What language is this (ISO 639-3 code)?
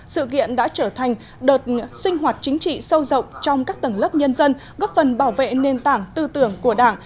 vie